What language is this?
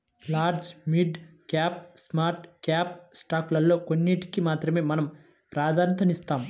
Telugu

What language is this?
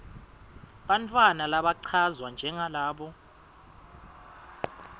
Swati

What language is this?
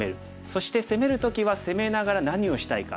Japanese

